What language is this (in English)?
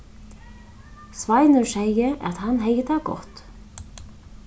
Faroese